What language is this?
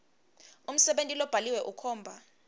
Swati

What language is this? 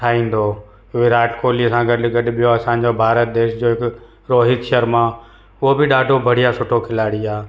Sindhi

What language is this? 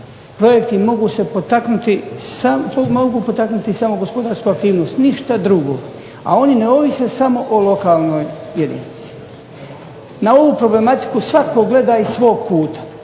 Croatian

